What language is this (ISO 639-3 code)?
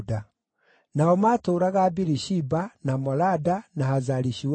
kik